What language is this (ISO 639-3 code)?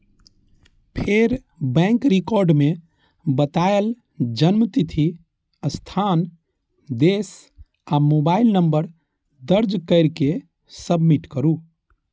mai